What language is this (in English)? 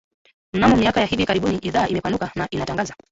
Swahili